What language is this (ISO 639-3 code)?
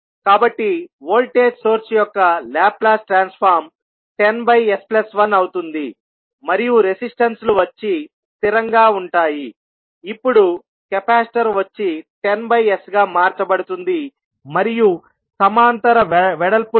tel